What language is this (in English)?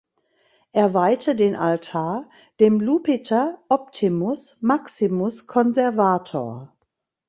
German